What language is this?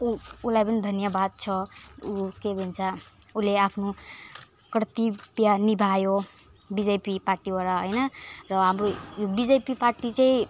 Nepali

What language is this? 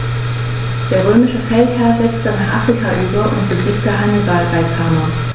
German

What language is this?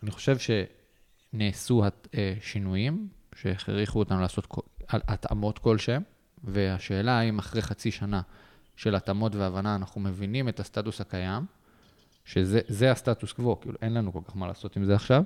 Hebrew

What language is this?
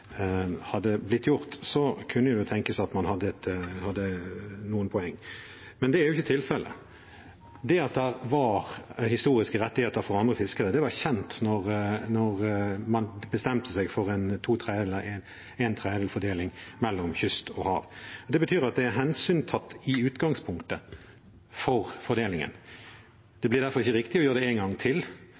Norwegian Bokmål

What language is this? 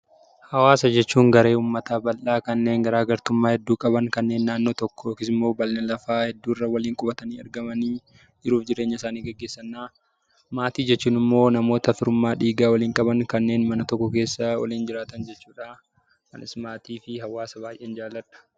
Oromo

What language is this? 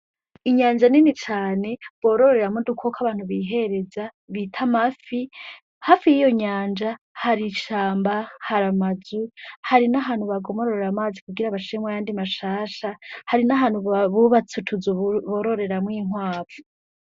Rundi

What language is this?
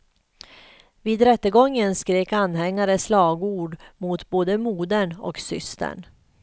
Swedish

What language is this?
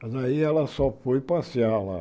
Portuguese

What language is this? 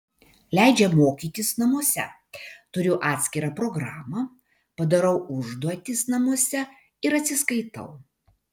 Lithuanian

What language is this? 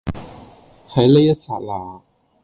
Cantonese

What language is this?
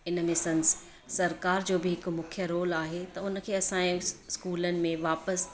Sindhi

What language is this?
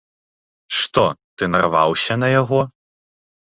Belarusian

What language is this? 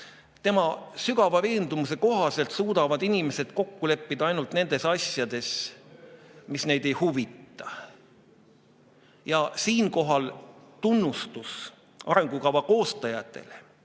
Estonian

